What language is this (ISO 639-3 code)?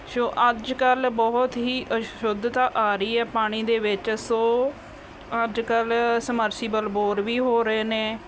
pan